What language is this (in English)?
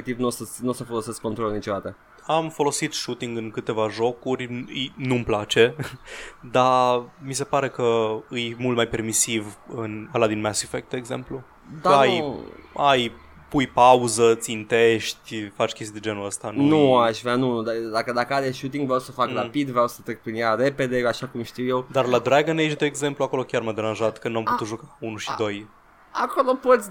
Romanian